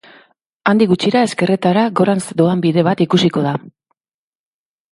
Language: Basque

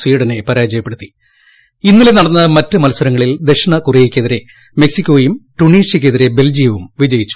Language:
Malayalam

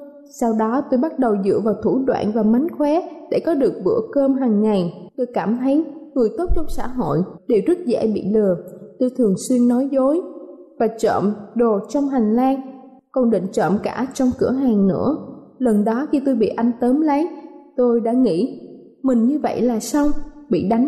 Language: Vietnamese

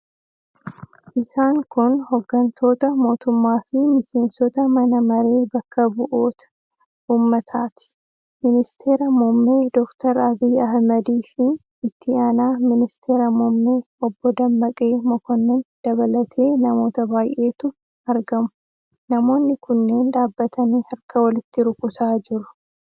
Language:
Oromo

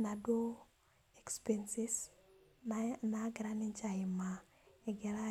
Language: Masai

